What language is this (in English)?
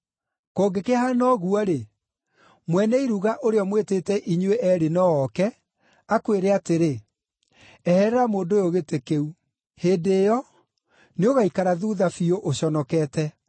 Kikuyu